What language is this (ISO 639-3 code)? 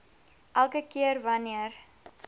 afr